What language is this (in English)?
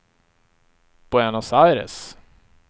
Swedish